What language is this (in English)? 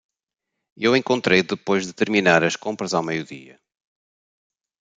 Portuguese